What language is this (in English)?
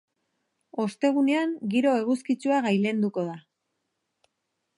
Basque